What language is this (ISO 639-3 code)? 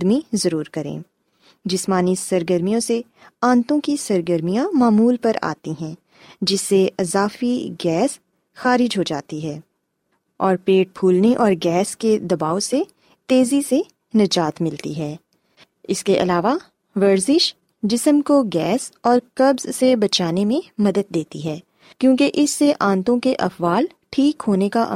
urd